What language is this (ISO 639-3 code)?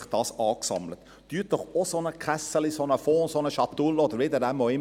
gsw